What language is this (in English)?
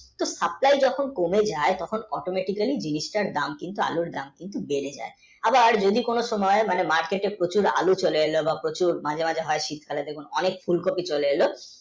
Bangla